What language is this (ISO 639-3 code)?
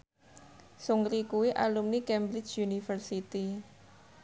jav